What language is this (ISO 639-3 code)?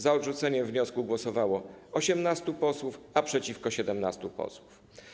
pol